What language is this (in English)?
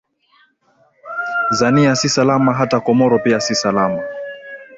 Swahili